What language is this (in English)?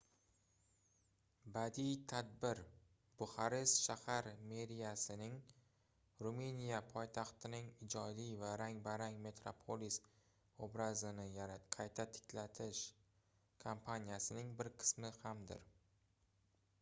Uzbek